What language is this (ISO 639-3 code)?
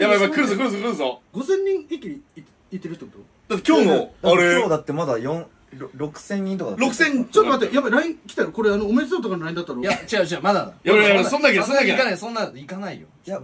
jpn